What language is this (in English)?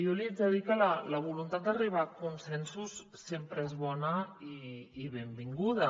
Catalan